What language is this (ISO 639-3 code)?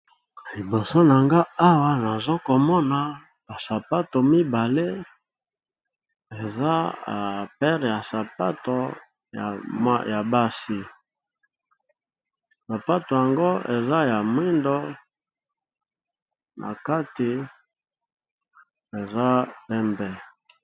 lin